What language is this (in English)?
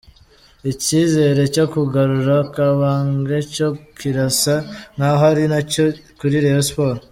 Kinyarwanda